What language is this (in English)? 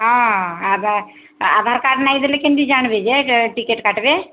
Odia